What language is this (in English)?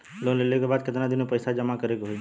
Bhojpuri